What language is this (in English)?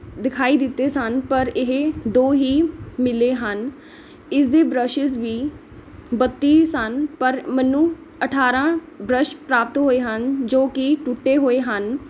Punjabi